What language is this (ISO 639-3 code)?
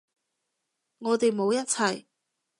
yue